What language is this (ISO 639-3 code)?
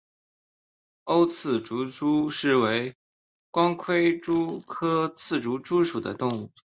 zho